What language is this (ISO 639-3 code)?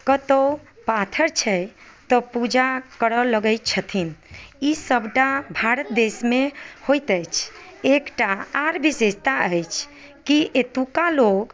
mai